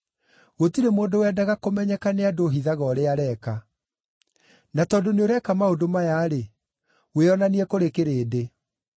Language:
Kikuyu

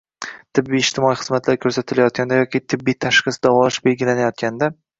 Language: Uzbek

